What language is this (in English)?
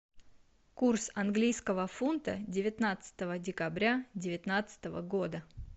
Russian